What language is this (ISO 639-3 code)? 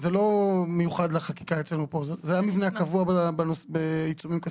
heb